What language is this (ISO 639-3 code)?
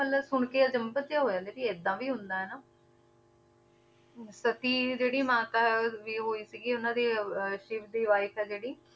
pan